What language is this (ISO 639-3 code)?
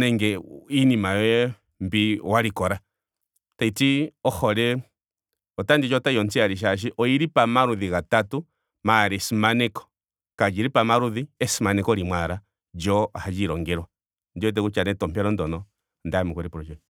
ndo